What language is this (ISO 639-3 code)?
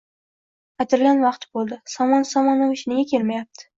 uzb